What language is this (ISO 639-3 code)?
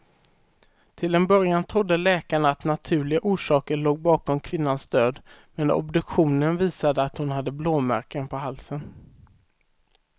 swe